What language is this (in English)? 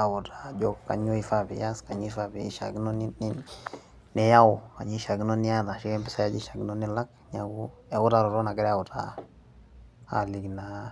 Masai